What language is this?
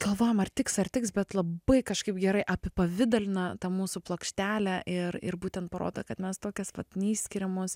Lithuanian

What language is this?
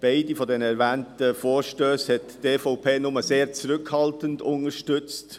Swiss German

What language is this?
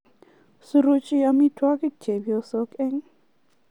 Kalenjin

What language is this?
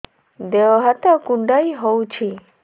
Odia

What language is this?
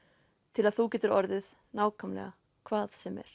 Icelandic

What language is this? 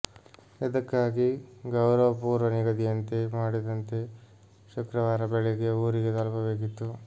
Kannada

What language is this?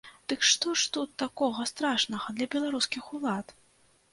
Belarusian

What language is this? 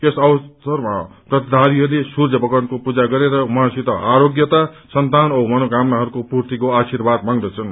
Nepali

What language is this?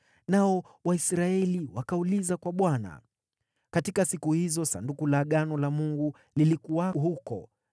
Swahili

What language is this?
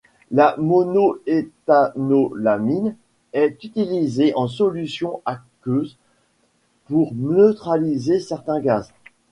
French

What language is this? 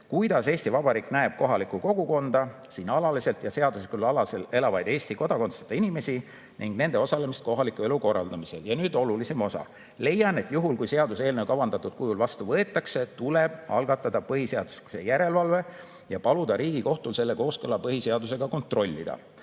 Estonian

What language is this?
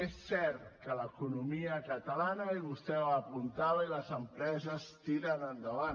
Catalan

